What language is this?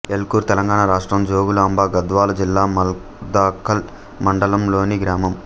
Telugu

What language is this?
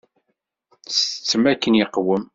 Kabyle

